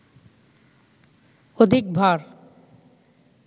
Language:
Bangla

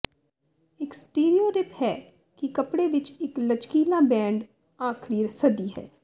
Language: Punjabi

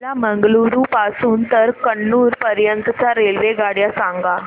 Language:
Marathi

